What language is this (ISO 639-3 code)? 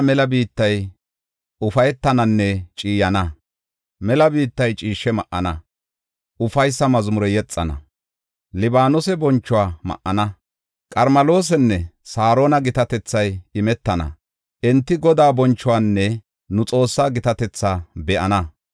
gof